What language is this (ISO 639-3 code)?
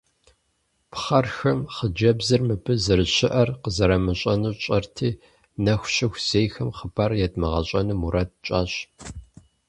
kbd